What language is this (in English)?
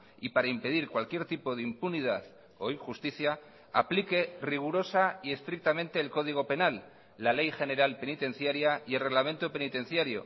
Spanish